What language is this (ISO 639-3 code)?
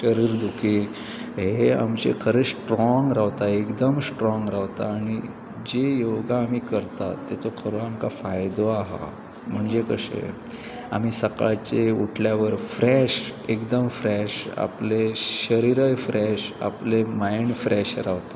kok